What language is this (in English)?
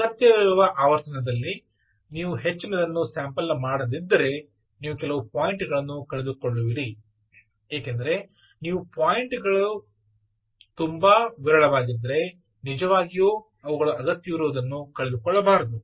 Kannada